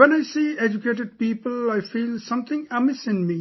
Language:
English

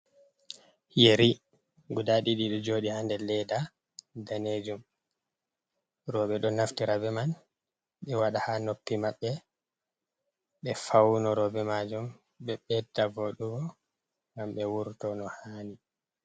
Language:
Fula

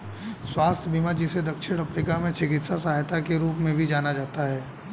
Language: Hindi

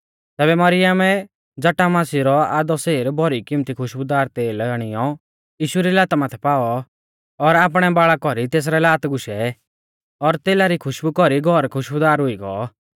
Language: Mahasu Pahari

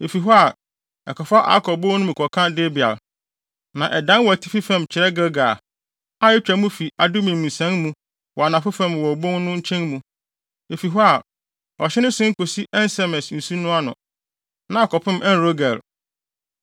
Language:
Akan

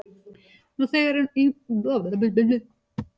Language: Icelandic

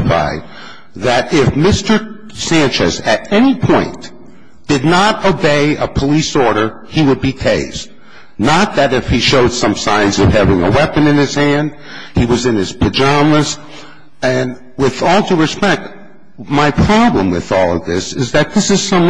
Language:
English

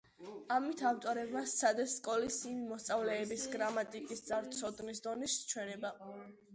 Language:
Georgian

